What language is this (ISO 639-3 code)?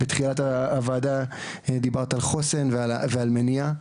heb